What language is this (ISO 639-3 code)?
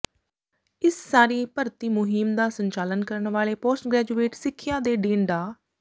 pan